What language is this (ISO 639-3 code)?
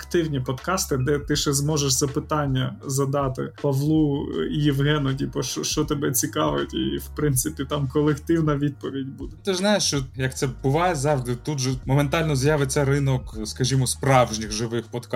ukr